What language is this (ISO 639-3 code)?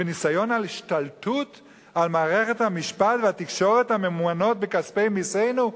heb